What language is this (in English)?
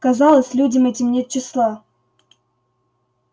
Russian